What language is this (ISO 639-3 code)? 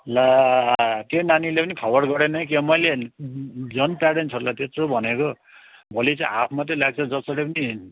nep